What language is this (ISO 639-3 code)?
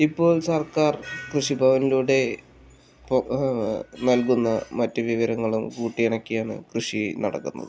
mal